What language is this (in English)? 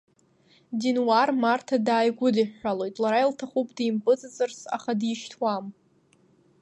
Abkhazian